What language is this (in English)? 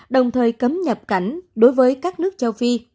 Vietnamese